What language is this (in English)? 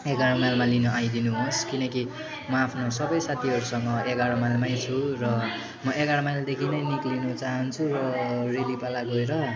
Nepali